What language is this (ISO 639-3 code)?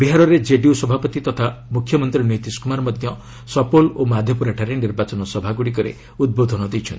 ori